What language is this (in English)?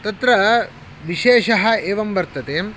Sanskrit